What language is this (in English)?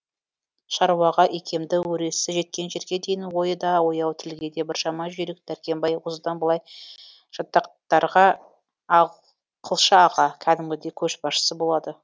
Kazakh